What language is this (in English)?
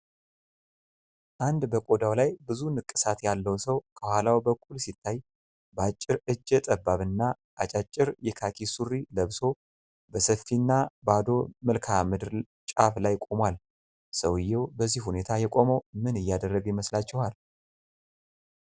Amharic